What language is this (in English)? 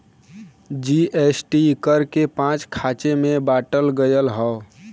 Bhojpuri